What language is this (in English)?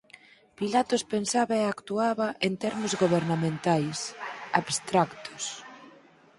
Galician